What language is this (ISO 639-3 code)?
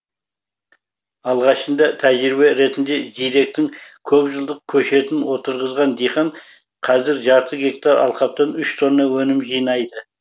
kaz